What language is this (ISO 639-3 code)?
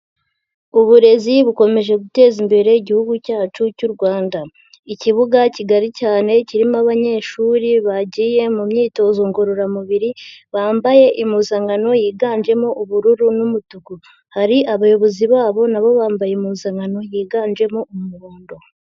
kin